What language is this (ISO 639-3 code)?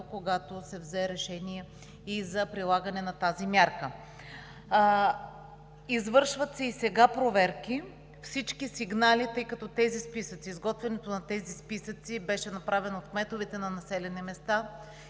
bul